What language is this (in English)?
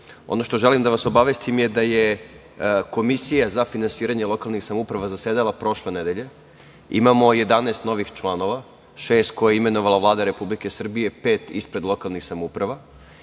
Serbian